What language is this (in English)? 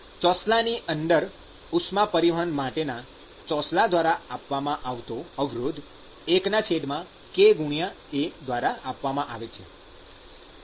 Gujarati